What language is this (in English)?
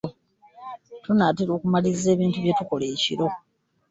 Ganda